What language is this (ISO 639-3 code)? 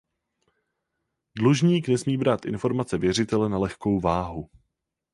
ces